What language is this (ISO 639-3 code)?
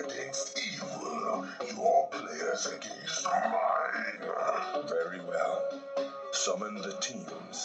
eng